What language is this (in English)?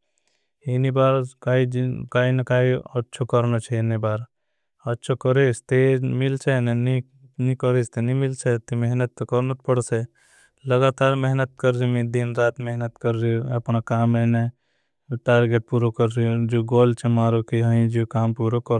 Bhili